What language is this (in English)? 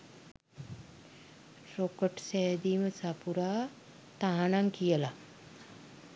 Sinhala